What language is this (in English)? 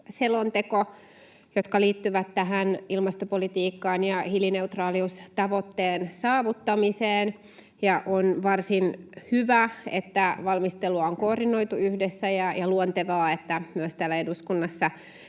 Finnish